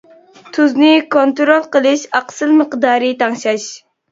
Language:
Uyghur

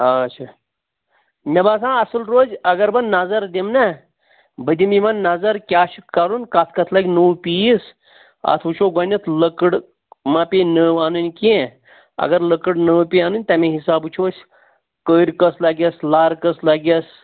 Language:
Kashmiri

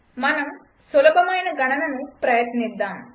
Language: Telugu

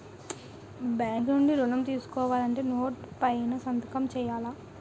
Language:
Telugu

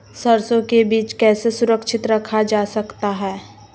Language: Magahi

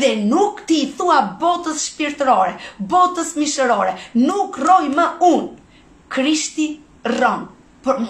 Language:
Romanian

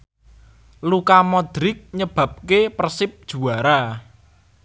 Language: Javanese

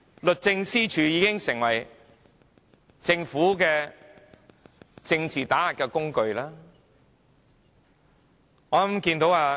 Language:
Cantonese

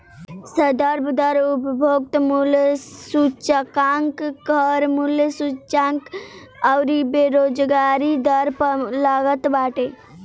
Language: Bhojpuri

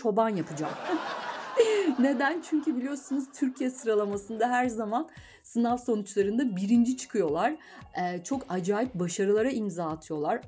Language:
Turkish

